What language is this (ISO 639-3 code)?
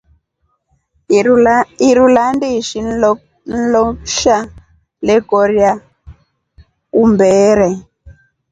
rof